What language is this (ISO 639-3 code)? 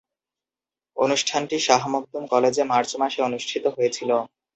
ben